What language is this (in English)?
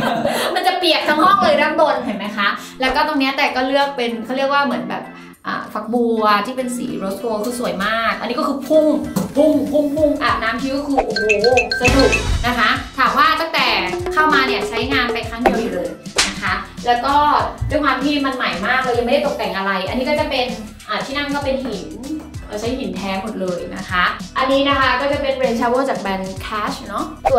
Thai